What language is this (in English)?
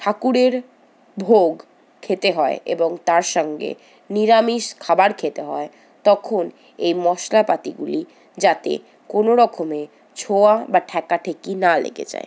Bangla